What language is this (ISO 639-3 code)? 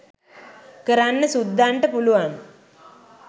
sin